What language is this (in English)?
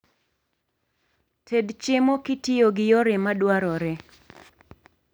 Luo (Kenya and Tanzania)